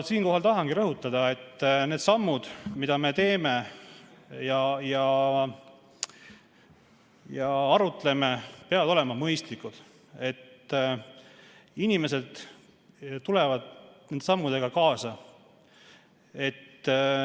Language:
Estonian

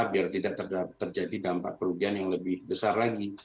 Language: Indonesian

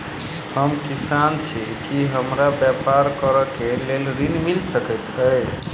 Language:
Maithili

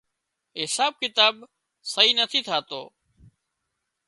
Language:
Wadiyara Koli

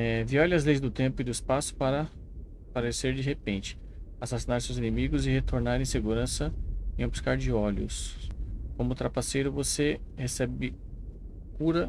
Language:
Portuguese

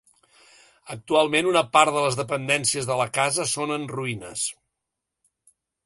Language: Catalan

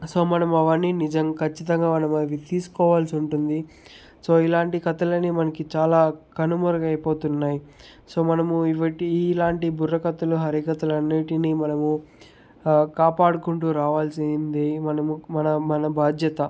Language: Telugu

